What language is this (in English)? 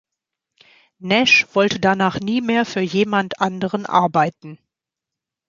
German